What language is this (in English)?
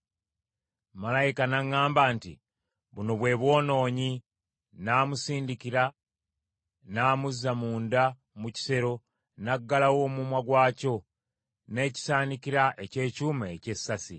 Ganda